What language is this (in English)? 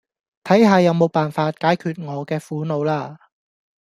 Cantonese